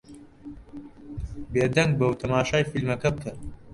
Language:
Central Kurdish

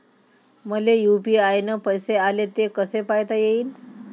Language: Marathi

